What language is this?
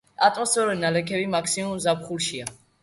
Georgian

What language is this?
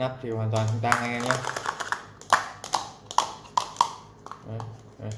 Vietnamese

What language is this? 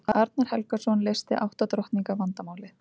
Icelandic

